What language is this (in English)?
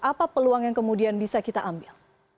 Indonesian